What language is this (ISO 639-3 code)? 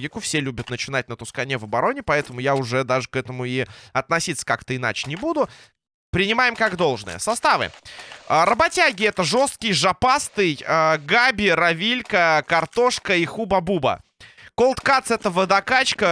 rus